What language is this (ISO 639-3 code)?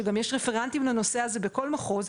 heb